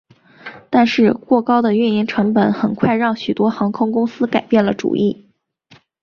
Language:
Chinese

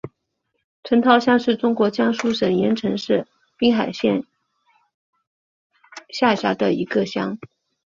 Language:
Chinese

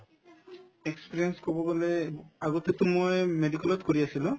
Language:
Assamese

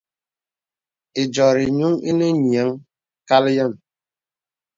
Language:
Bebele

